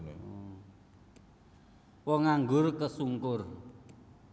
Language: Javanese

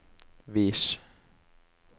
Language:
Norwegian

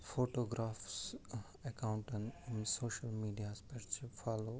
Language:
Kashmiri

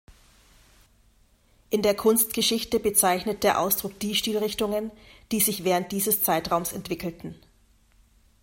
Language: German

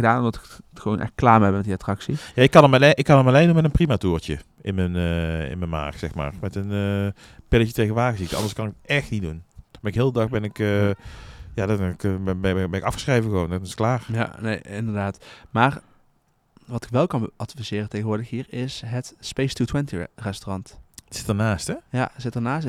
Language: Dutch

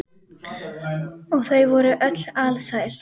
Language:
Icelandic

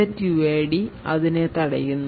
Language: Malayalam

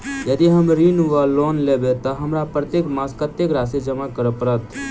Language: Maithili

